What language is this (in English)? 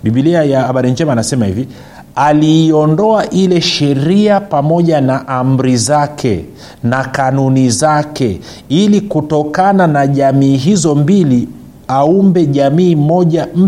Swahili